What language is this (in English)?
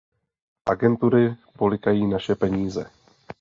Czech